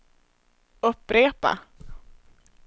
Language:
Swedish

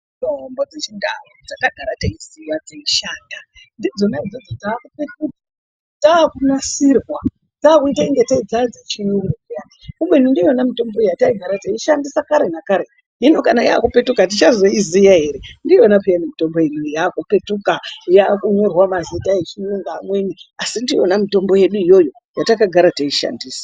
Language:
Ndau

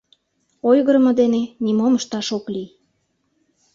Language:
Mari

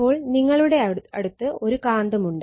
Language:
Malayalam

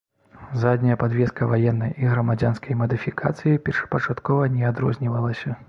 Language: Belarusian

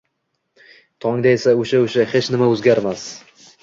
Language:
Uzbek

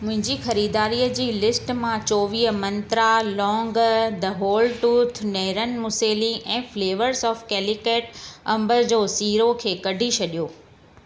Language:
Sindhi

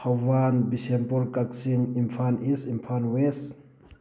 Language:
Manipuri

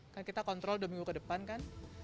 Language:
Indonesian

